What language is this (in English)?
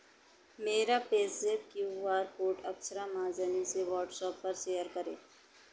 Hindi